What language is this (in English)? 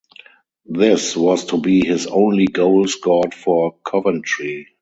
English